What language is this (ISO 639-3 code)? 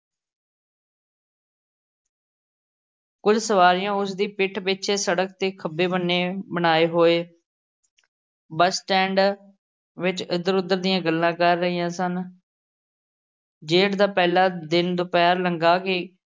pan